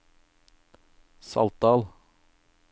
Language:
Norwegian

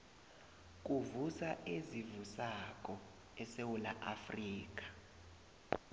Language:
South Ndebele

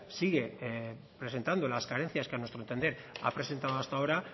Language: Spanish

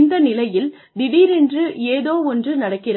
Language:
Tamil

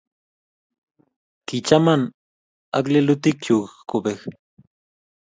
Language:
Kalenjin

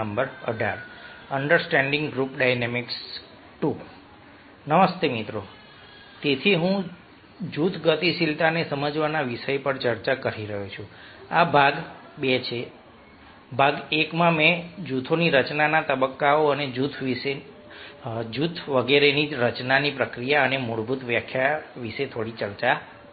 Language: Gujarati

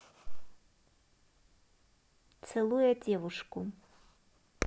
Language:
Russian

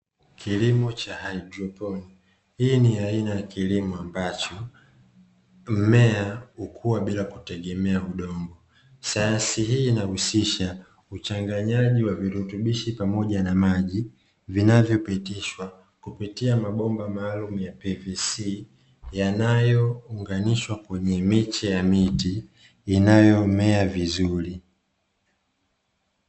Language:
Swahili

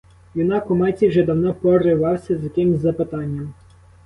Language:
Ukrainian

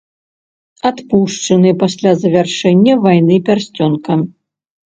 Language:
Belarusian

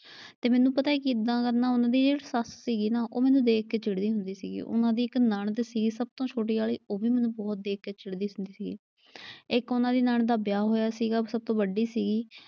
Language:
Punjabi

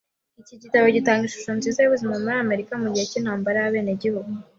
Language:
Kinyarwanda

